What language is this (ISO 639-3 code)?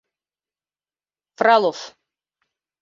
bak